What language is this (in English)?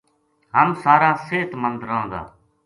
Gujari